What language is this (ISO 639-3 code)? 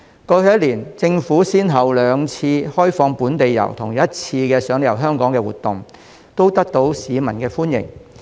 yue